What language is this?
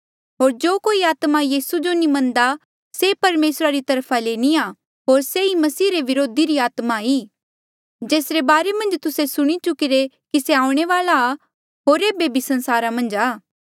Mandeali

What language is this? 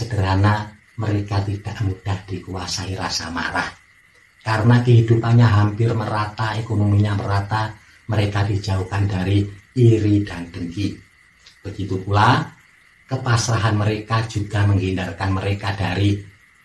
Indonesian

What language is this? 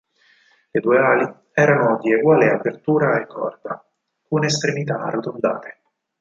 Italian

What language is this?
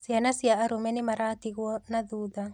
Kikuyu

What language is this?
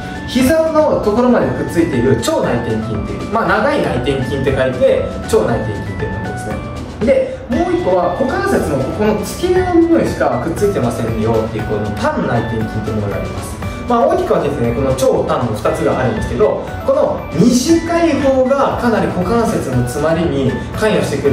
Japanese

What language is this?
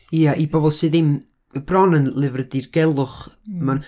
Welsh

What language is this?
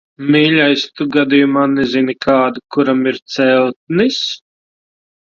Latvian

